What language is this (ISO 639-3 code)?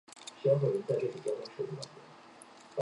zho